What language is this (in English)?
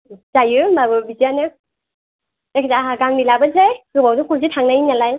Bodo